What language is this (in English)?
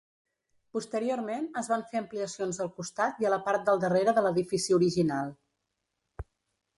Catalan